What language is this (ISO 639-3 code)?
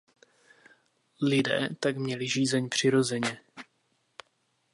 ces